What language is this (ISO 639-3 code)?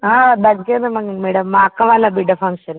tel